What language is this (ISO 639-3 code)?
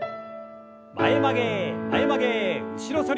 jpn